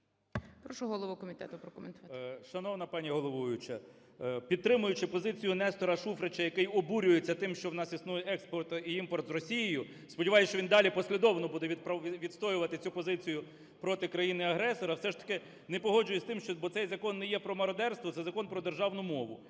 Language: Ukrainian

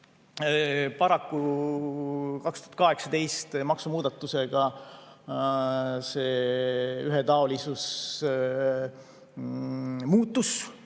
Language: Estonian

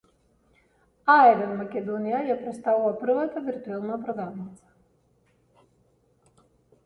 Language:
Macedonian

